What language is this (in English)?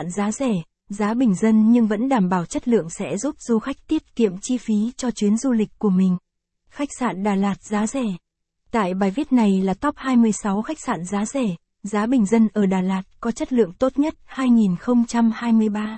Vietnamese